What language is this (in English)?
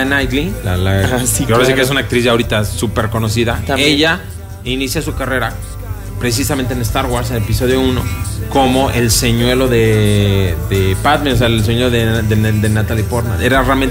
Spanish